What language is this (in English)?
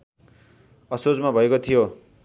Nepali